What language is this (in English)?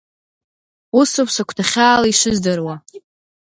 Abkhazian